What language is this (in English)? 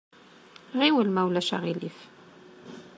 Kabyle